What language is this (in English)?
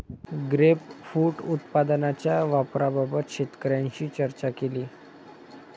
Marathi